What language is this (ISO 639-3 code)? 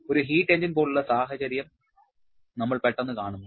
mal